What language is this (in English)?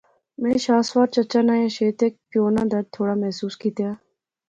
Pahari-Potwari